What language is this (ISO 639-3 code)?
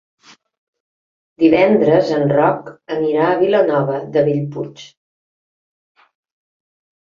cat